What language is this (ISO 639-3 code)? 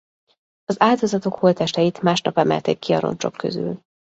hun